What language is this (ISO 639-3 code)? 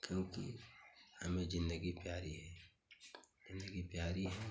hin